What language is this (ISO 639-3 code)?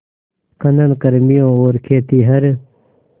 hin